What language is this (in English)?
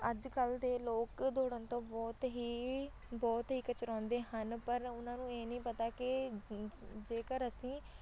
Punjabi